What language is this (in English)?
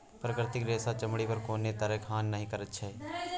Maithili